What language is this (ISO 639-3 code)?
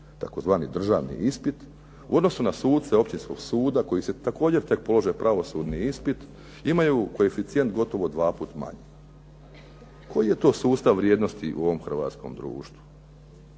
hrv